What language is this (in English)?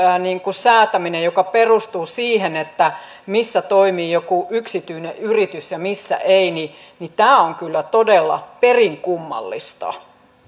Finnish